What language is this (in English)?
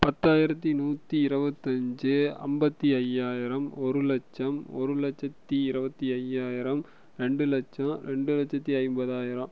Tamil